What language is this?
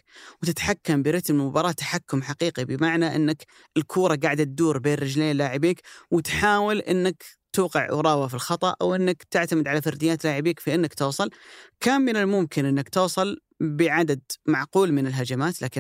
Arabic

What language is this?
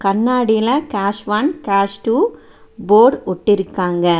Tamil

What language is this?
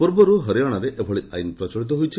Odia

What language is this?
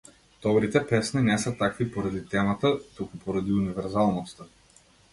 Macedonian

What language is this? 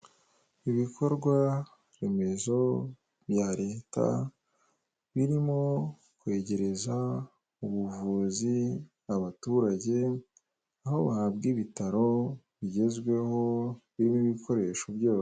Kinyarwanda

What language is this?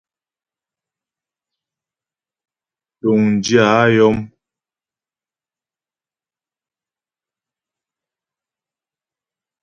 Ghomala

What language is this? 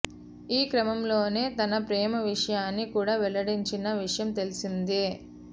Telugu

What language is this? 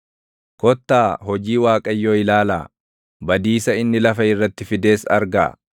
Oromo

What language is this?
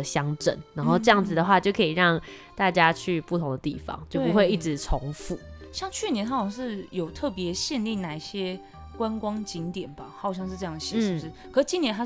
Chinese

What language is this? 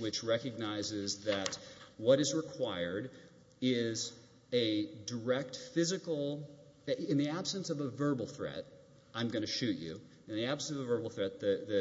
English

